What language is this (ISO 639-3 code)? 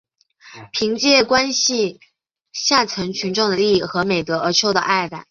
zho